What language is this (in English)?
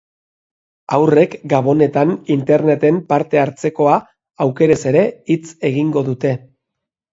Basque